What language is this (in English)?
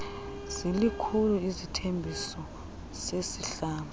Xhosa